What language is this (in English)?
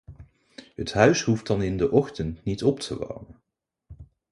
Dutch